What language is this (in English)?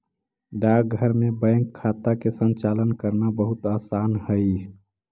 Magahi